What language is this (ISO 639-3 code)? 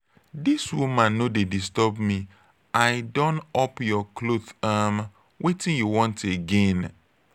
pcm